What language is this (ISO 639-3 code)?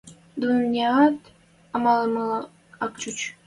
mrj